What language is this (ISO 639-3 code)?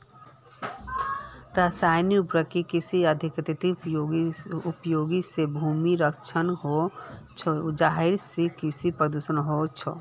mag